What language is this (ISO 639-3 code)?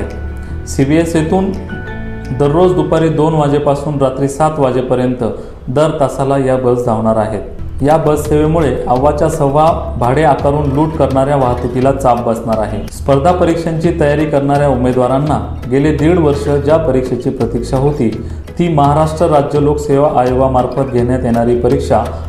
mar